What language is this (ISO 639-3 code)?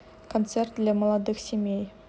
rus